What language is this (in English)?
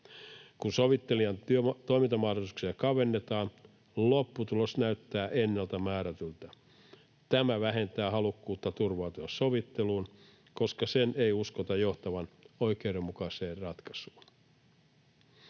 Finnish